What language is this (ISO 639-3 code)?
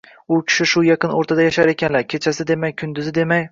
uzb